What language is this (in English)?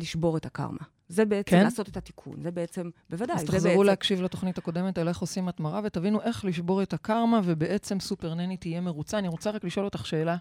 Hebrew